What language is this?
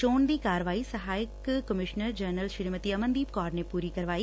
Punjabi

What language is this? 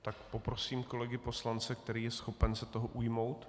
Czech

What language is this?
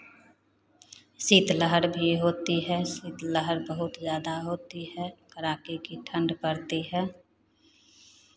Hindi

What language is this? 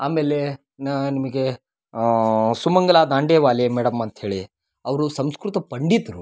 Kannada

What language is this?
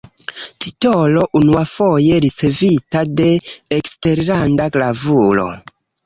Esperanto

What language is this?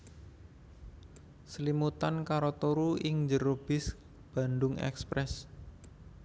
Javanese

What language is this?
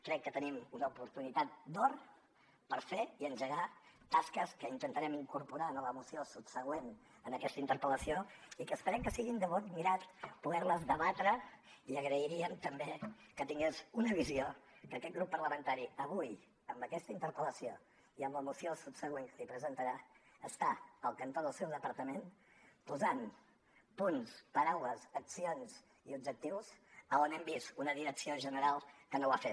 Catalan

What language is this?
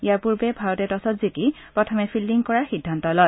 Assamese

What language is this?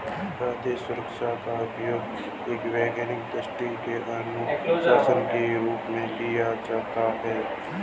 Hindi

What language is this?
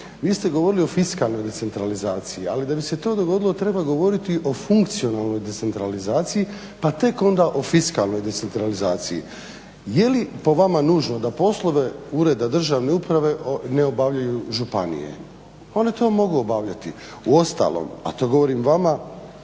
Croatian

